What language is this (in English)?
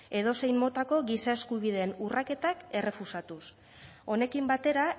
Basque